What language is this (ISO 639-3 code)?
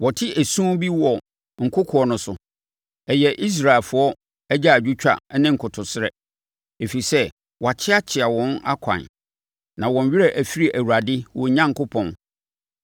aka